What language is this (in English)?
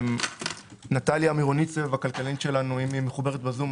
Hebrew